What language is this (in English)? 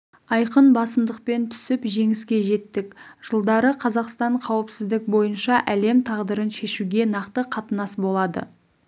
Kazakh